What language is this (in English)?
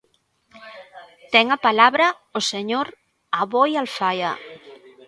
Galician